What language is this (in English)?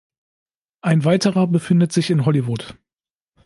German